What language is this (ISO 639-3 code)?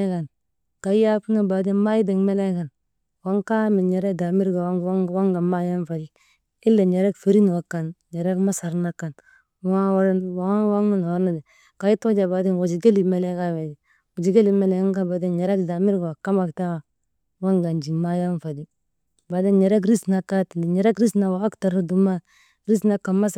mde